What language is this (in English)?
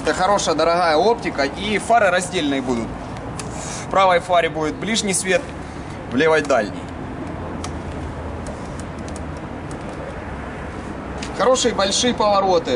Russian